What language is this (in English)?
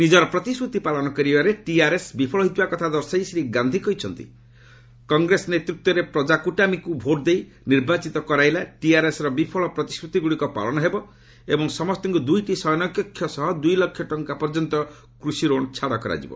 Odia